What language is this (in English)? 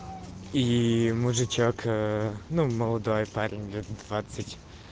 Russian